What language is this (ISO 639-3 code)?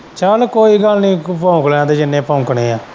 pan